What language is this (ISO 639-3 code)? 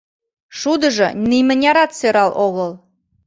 chm